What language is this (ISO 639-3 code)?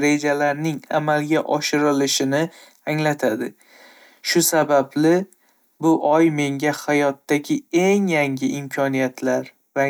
uzb